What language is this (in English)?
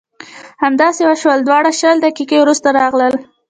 Pashto